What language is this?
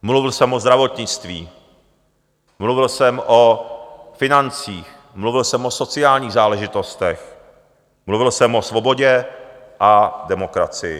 Czech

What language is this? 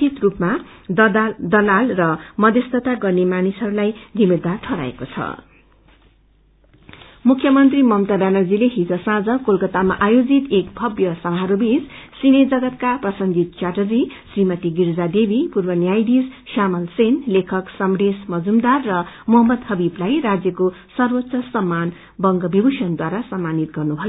Nepali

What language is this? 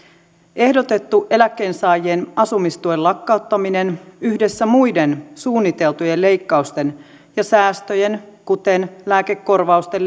Finnish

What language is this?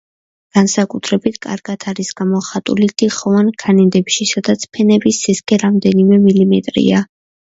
Georgian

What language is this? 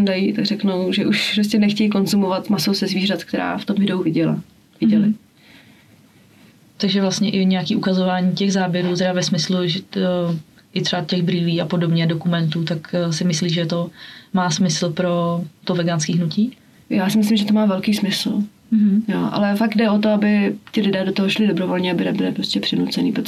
Czech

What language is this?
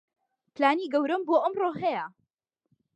Central Kurdish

